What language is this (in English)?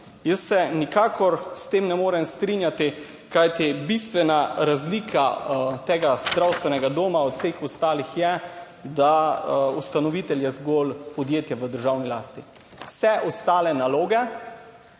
Slovenian